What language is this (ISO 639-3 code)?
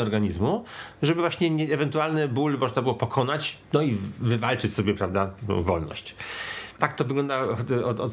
pol